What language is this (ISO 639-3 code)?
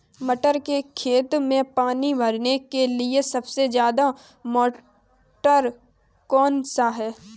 hin